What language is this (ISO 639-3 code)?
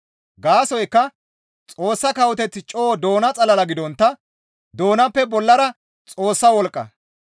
gmv